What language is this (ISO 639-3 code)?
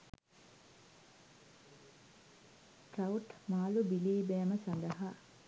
sin